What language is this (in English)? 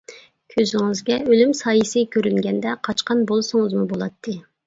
Uyghur